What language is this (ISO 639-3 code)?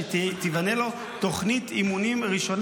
heb